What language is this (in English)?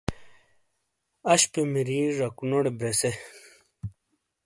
Shina